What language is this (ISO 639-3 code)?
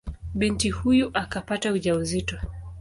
swa